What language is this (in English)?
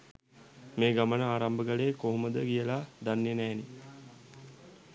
Sinhala